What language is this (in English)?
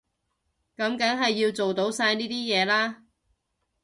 Cantonese